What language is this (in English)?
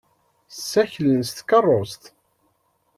Kabyle